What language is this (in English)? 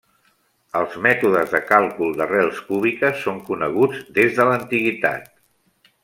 Catalan